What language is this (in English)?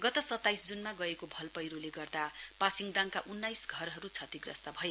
Nepali